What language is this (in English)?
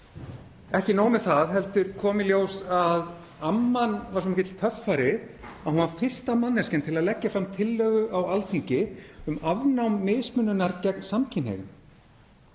Icelandic